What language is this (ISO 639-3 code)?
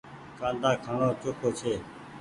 gig